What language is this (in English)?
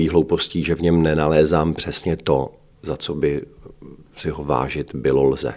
Czech